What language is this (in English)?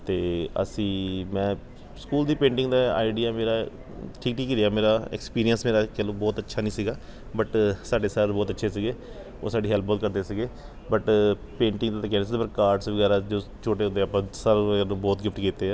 Punjabi